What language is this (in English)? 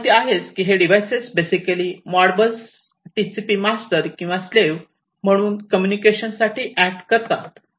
Marathi